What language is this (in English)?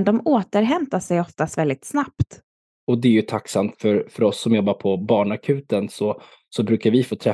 Swedish